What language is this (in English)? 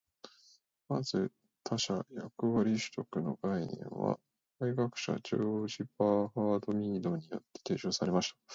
Japanese